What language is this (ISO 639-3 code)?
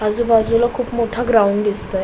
mar